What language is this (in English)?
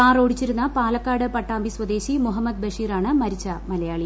Malayalam